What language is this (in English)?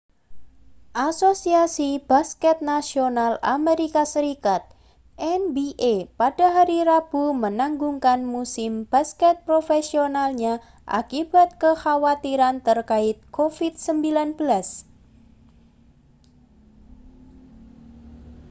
Indonesian